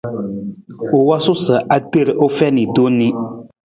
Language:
Nawdm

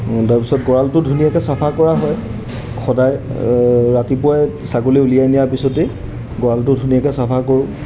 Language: Assamese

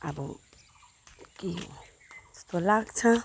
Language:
Nepali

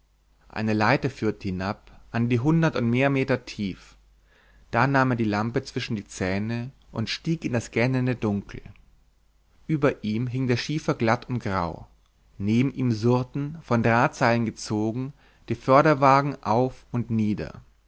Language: German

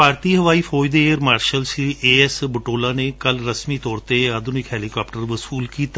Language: Punjabi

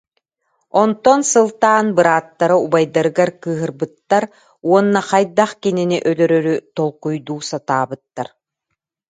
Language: Yakut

